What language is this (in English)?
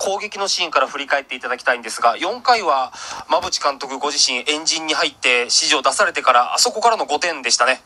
Japanese